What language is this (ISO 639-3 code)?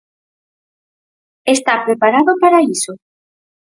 glg